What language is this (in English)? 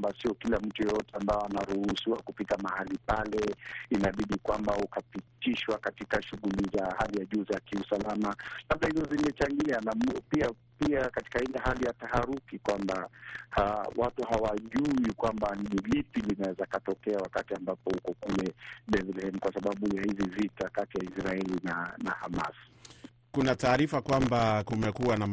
Swahili